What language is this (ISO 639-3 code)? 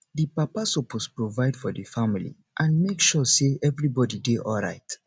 pcm